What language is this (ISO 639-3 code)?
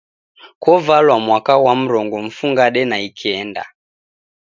dav